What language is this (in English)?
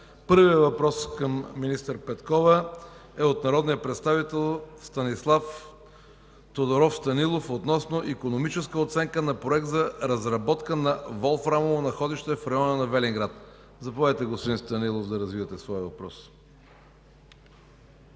Bulgarian